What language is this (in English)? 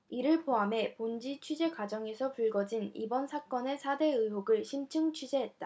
Korean